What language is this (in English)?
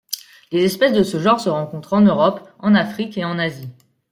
French